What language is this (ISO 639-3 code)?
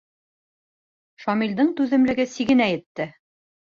bak